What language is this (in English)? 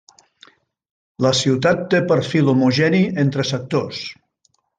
Catalan